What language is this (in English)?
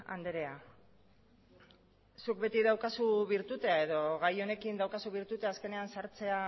Basque